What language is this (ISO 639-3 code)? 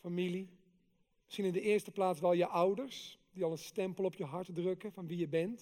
nld